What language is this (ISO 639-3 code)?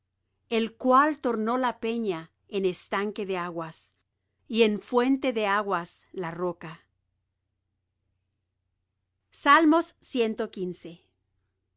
spa